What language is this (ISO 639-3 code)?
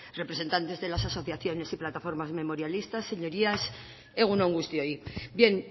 spa